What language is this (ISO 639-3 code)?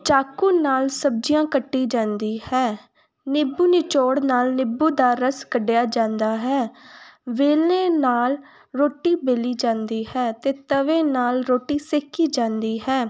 pan